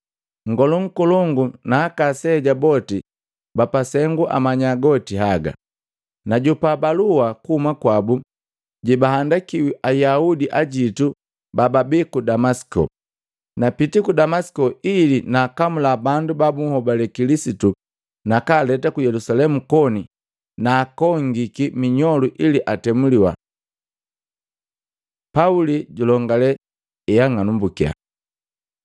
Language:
Matengo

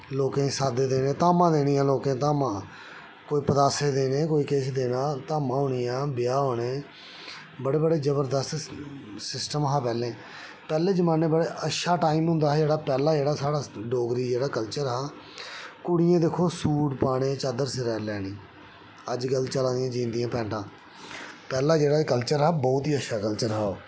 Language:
Dogri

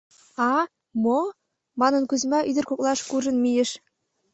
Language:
Mari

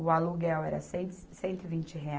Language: Portuguese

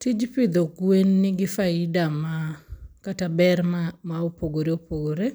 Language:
Luo (Kenya and Tanzania)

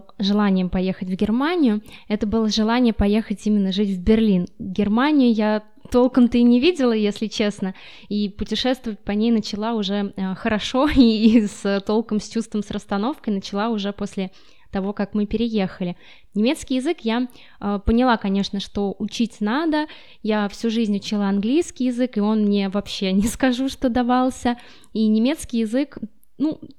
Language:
Russian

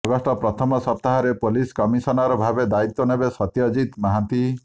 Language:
Odia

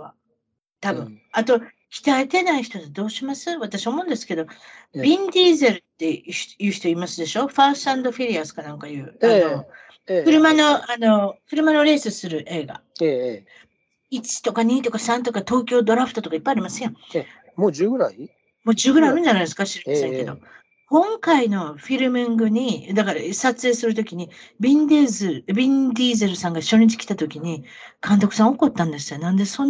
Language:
Japanese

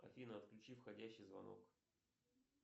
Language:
Russian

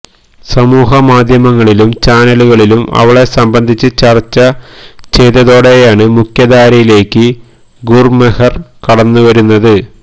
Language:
Malayalam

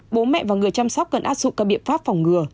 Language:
Vietnamese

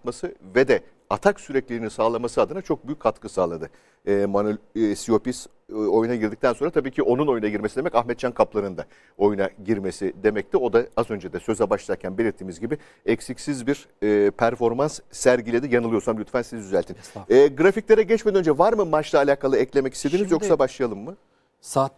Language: Turkish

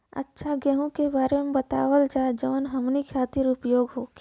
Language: Bhojpuri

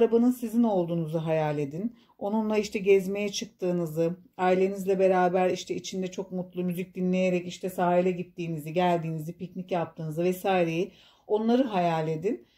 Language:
Turkish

